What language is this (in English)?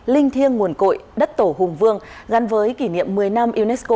Vietnamese